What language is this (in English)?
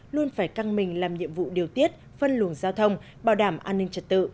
Vietnamese